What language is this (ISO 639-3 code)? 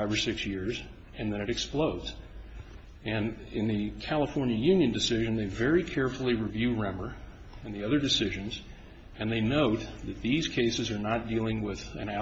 eng